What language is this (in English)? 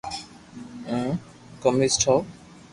Loarki